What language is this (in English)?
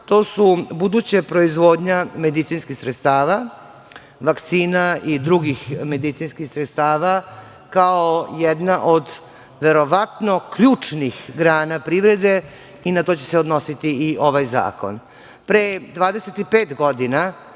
Serbian